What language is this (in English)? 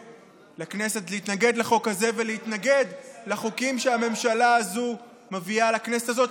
Hebrew